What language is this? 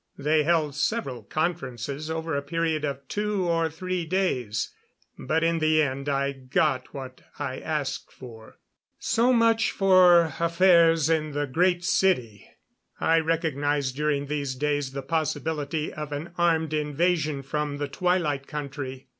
English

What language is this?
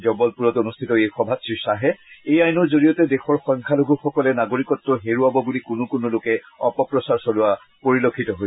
Assamese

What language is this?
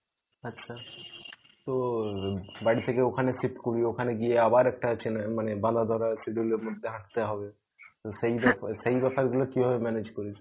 Bangla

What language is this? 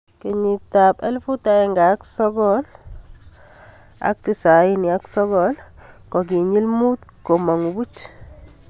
Kalenjin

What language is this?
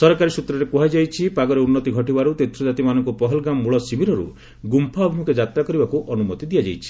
Odia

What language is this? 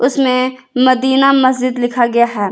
Hindi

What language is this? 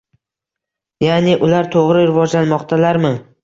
Uzbek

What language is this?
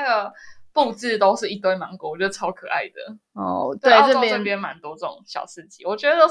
Chinese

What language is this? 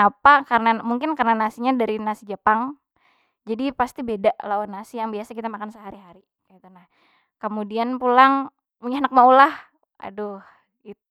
Banjar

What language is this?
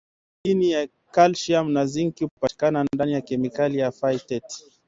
Swahili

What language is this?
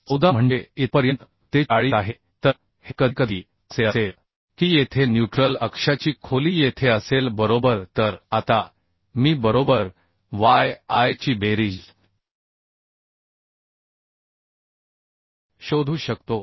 Marathi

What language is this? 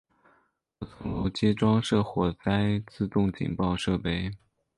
Chinese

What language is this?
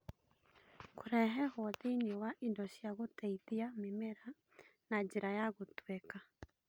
Kikuyu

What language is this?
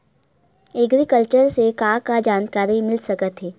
Chhattisgarhi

